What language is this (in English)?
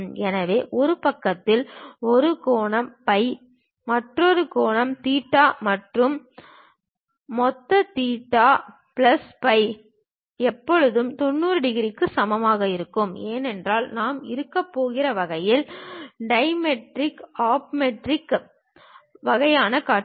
Tamil